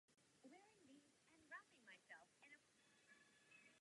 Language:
Czech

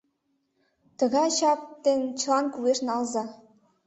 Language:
Mari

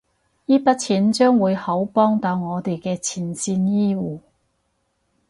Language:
Cantonese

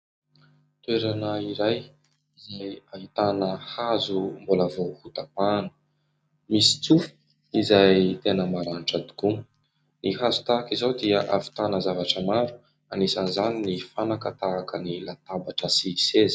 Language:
Malagasy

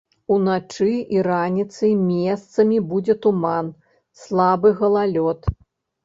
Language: Belarusian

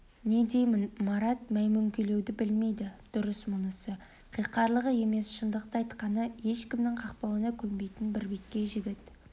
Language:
Kazakh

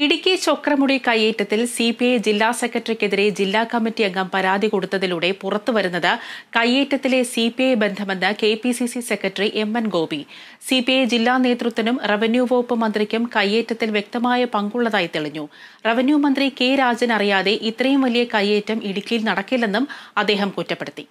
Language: Malayalam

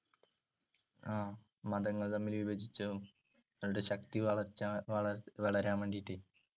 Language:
Malayalam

